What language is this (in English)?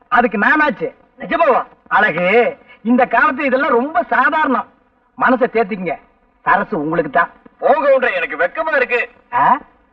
Tamil